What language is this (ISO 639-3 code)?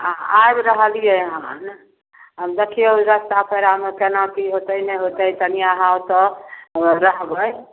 mai